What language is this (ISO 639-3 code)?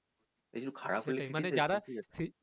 ben